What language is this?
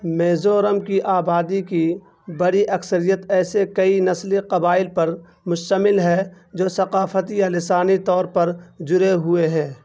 Urdu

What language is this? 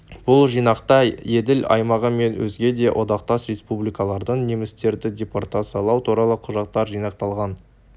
Kazakh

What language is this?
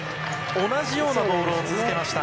Japanese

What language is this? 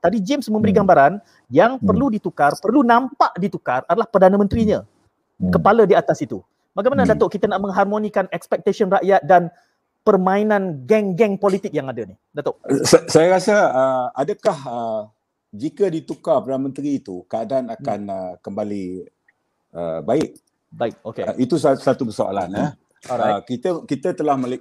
Malay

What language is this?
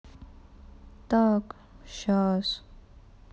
Russian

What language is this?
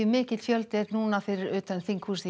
Icelandic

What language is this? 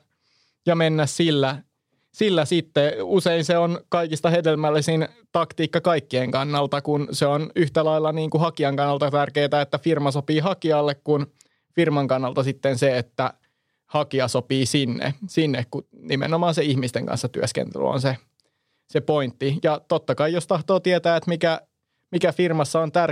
Finnish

